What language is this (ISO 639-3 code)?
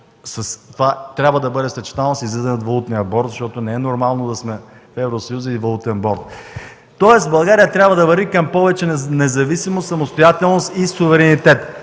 bul